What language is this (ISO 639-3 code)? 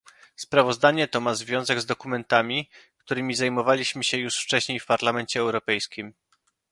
pol